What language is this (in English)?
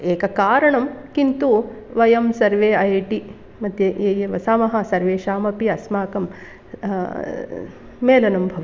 Sanskrit